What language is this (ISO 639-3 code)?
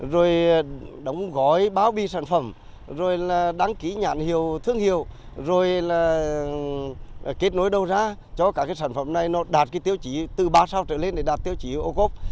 vie